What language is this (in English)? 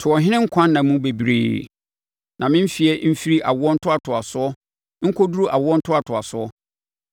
Akan